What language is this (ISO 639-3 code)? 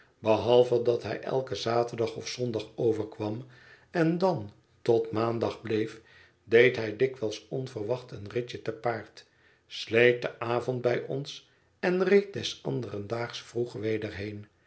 nld